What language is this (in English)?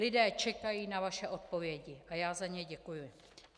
Czech